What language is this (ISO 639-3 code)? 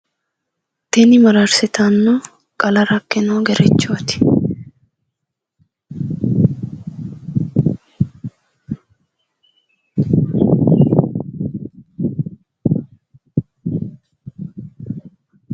sid